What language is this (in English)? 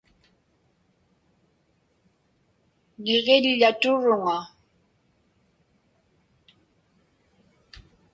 Inupiaq